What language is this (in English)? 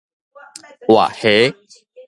Min Nan Chinese